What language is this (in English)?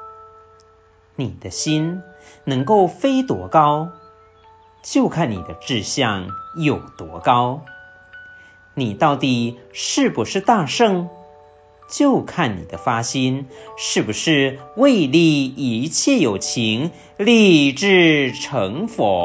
Chinese